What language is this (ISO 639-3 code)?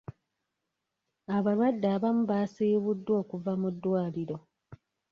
lug